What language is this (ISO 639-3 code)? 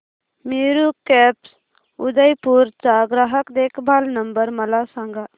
mar